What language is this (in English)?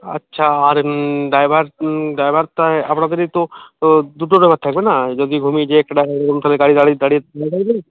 Bangla